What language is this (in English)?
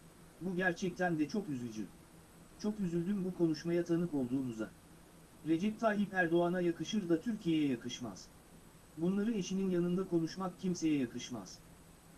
Turkish